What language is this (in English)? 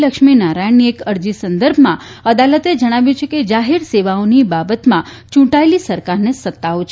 Gujarati